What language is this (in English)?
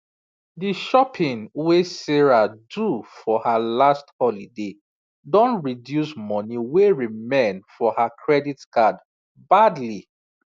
Nigerian Pidgin